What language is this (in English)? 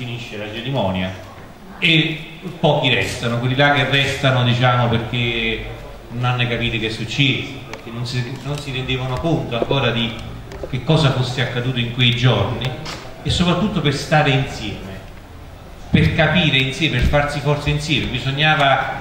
Italian